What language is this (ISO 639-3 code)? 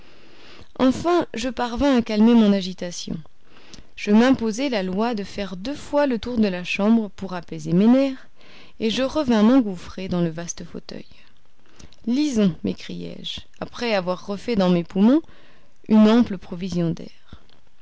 fra